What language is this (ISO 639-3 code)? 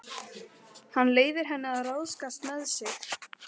isl